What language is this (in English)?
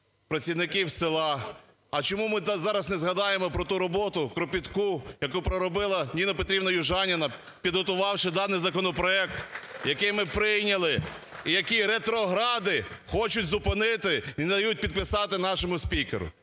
Ukrainian